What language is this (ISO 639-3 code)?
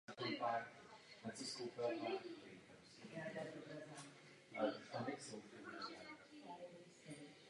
ces